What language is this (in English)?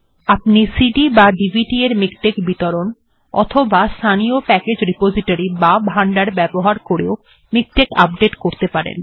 Bangla